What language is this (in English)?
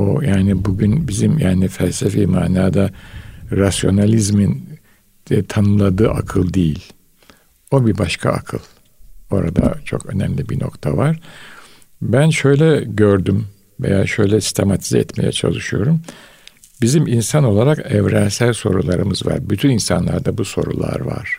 Turkish